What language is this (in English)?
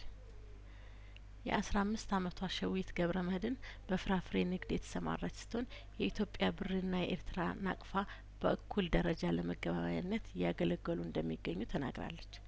Amharic